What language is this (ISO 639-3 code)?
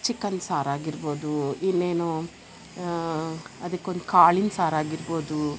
kan